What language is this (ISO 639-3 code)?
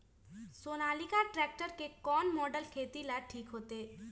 mag